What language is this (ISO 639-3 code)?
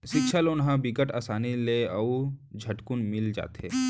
hne